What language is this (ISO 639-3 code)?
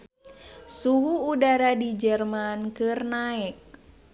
sun